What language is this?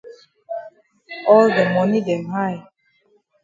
Cameroon Pidgin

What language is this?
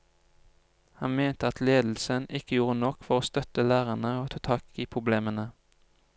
Norwegian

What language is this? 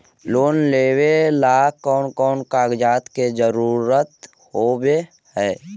Magahi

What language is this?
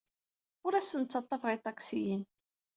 Kabyle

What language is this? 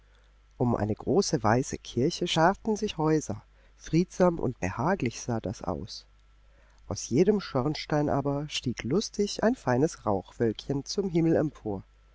German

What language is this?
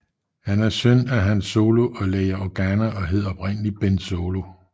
Danish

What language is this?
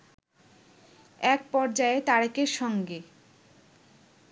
Bangla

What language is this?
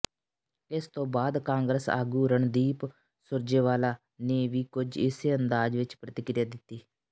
Punjabi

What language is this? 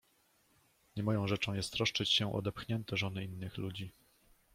Polish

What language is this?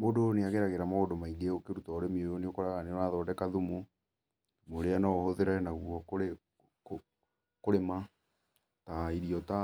Kikuyu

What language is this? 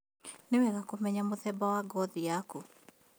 Kikuyu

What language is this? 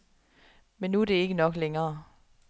Danish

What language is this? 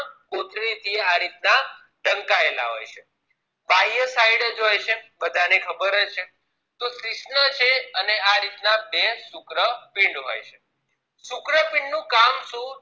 Gujarati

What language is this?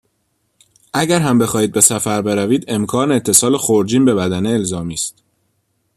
Persian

